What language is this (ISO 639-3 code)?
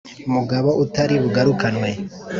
kin